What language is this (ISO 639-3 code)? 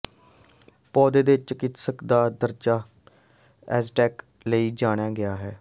pan